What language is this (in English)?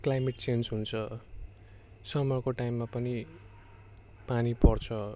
Nepali